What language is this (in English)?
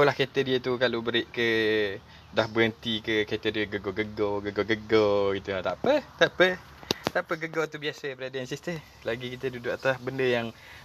Malay